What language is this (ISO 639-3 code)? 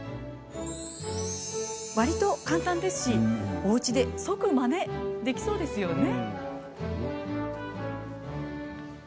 jpn